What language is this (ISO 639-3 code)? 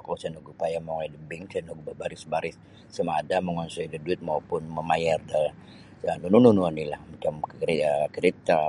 bsy